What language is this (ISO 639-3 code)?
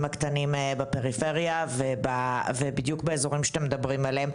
heb